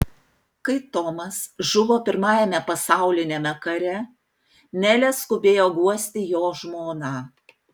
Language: Lithuanian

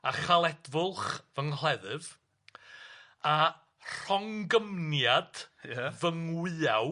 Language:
Welsh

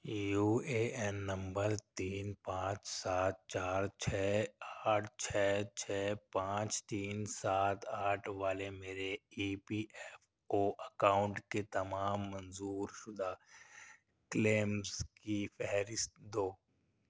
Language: Urdu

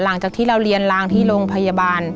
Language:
Thai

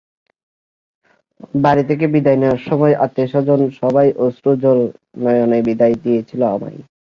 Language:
Bangla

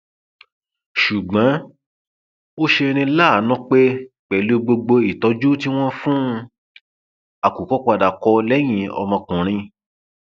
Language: Yoruba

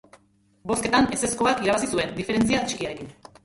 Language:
Basque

